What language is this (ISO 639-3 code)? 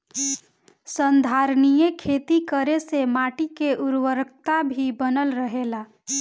bho